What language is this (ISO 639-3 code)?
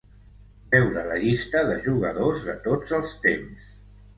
cat